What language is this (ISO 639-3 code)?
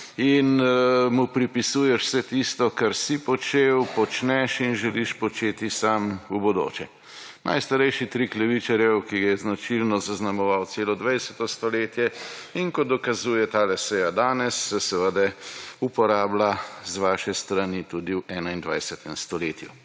slv